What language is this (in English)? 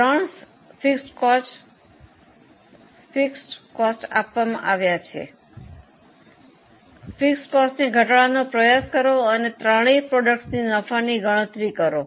Gujarati